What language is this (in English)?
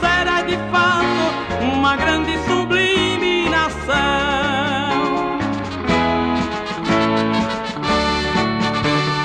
Portuguese